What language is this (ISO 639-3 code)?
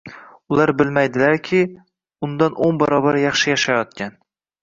uzb